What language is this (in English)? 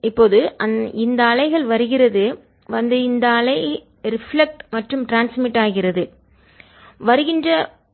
Tamil